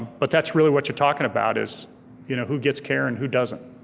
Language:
English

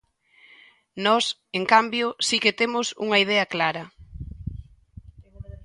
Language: Galician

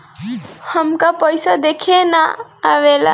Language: Bhojpuri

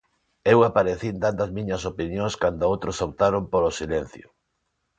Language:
Galician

